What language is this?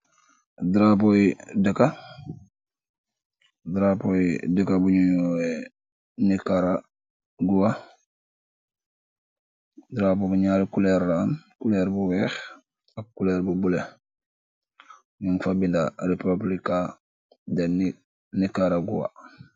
Wolof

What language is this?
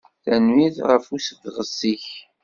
Kabyle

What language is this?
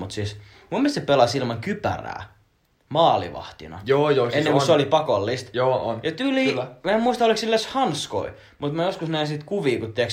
Finnish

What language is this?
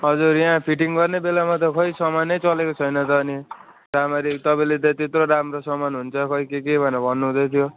Nepali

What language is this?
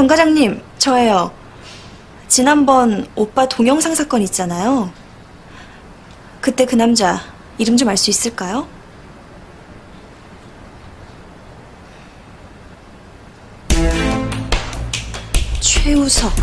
Korean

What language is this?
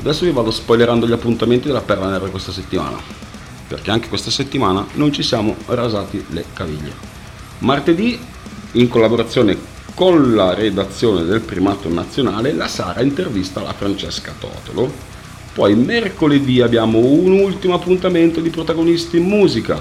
Italian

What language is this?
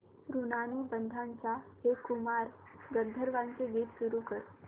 Marathi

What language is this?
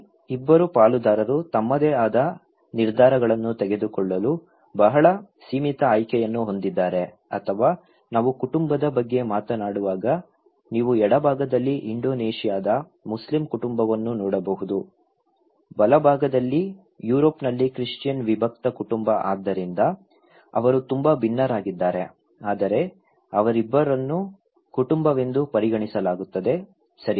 Kannada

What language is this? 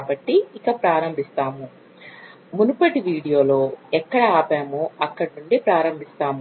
Telugu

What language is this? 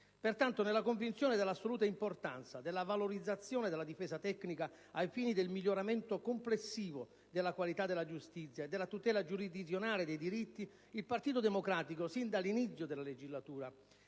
Italian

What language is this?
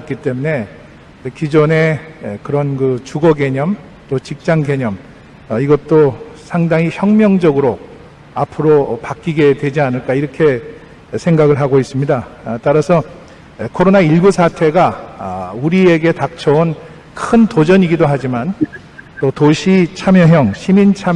Korean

